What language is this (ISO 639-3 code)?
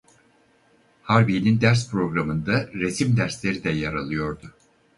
tur